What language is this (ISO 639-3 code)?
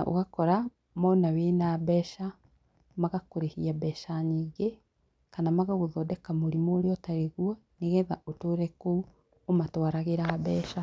kik